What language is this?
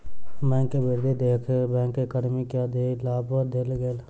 Maithili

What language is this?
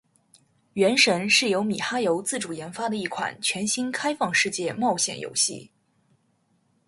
Chinese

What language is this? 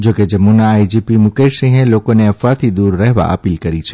Gujarati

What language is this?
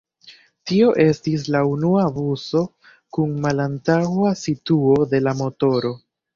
Esperanto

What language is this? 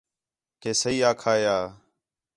Khetrani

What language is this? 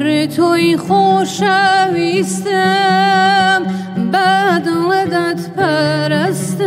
Arabic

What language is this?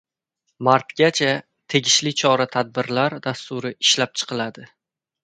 Uzbek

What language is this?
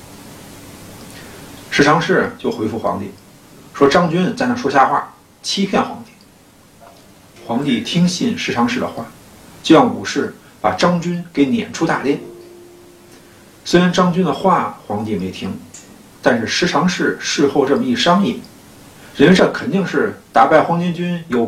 Chinese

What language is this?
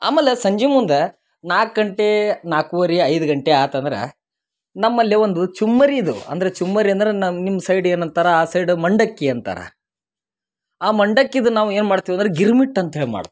Kannada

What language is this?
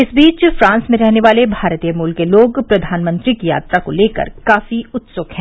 Hindi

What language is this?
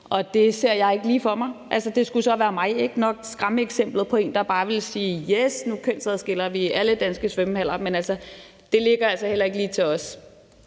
Danish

